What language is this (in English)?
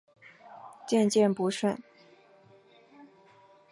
Chinese